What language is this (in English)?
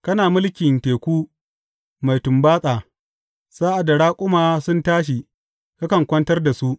Hausa